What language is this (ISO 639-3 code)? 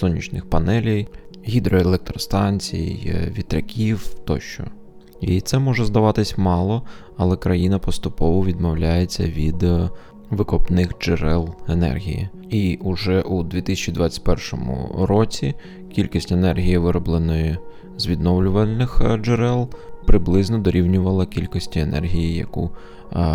ukr